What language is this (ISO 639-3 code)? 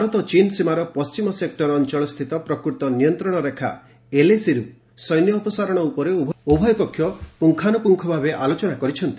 ori